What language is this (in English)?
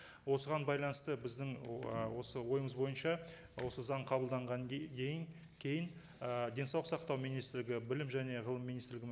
Kazakh